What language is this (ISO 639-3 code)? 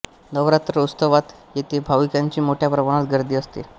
mar